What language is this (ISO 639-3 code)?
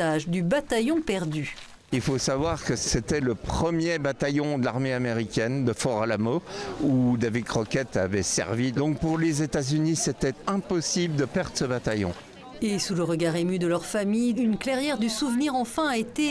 fra